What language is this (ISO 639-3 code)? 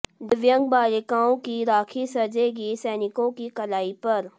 hin